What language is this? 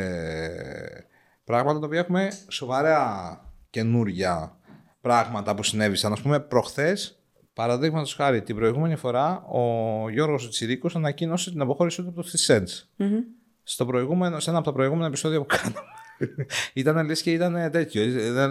Greek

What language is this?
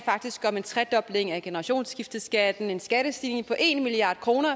Danish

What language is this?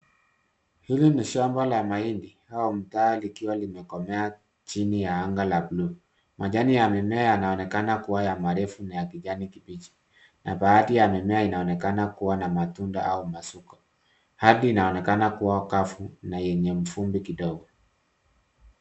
Swahili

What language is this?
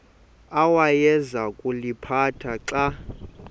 Xhosa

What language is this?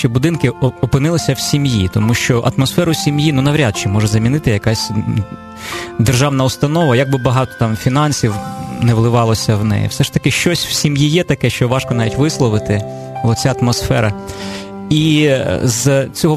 Ukrainian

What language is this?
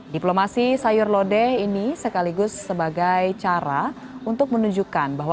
Indonesian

